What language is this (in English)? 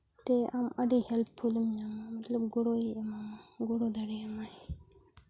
Santali